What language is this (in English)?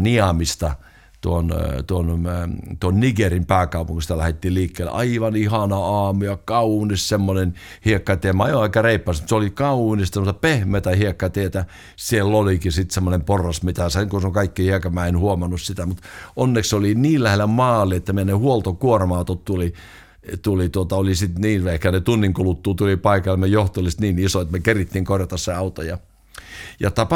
Finnish